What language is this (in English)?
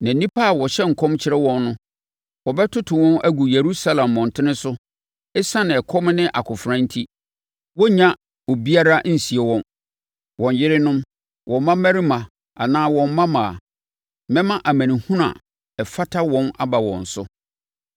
Akan